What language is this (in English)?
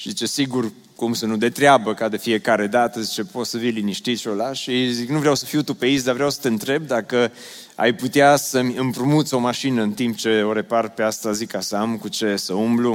Romanian